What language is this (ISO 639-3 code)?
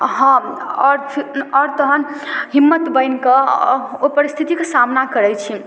mai